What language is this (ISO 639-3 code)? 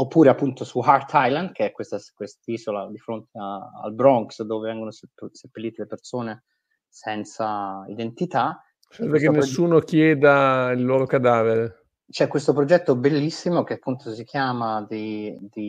ita